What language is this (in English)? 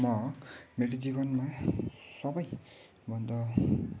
Nepali